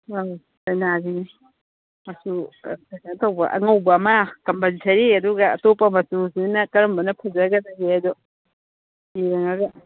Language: Manipuri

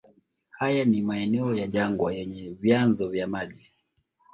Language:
Swahili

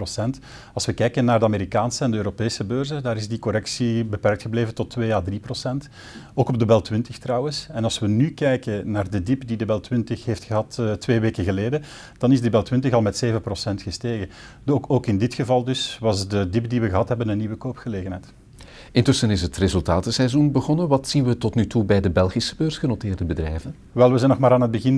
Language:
Dutch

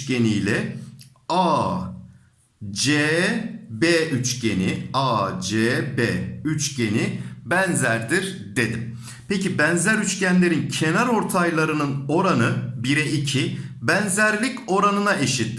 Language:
Turkish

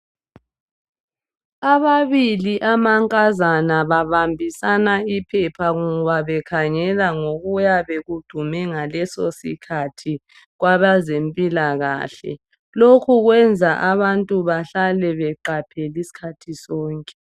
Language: North Ndebele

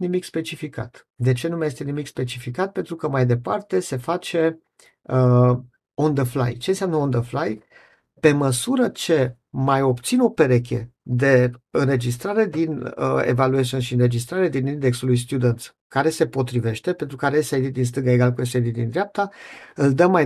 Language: Romanian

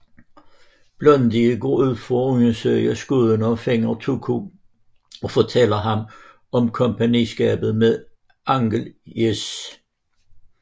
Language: Danish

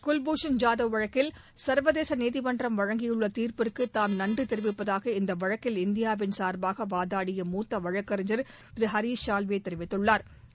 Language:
Tamil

